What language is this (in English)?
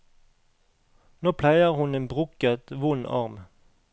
Norwegian